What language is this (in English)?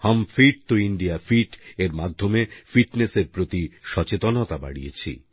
Bangla